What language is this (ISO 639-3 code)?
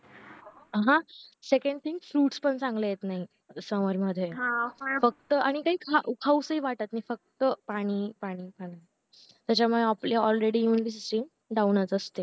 mar